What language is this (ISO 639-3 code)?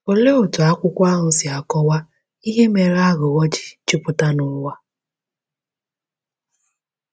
ibo